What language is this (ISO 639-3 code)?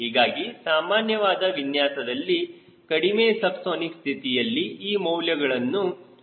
kan